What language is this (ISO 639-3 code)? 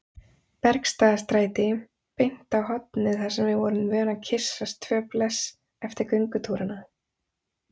isl